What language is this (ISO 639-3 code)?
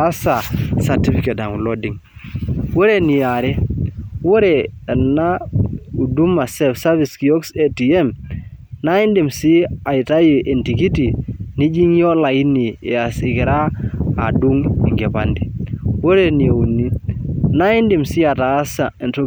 mas